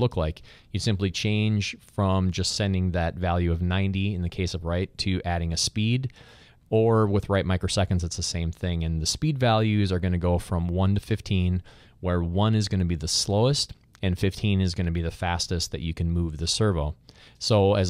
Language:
English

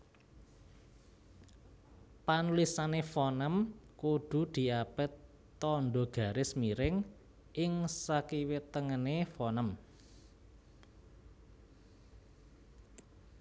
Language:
Javanese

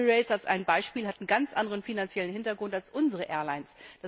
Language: German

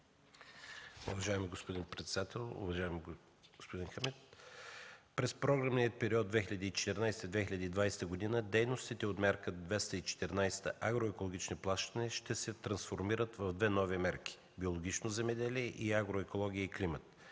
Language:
Bulgarian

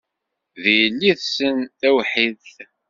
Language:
Kabyle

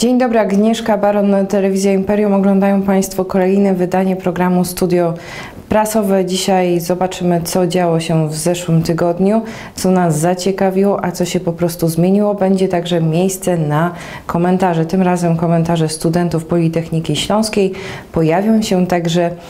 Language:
Polish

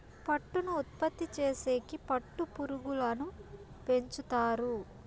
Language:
Telugu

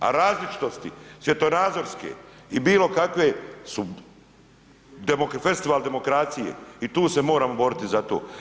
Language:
Croatian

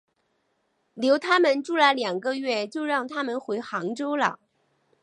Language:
Chinese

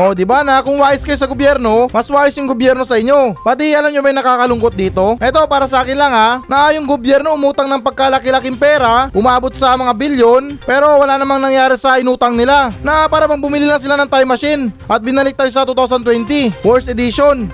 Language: Filipino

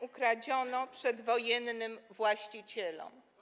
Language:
Polish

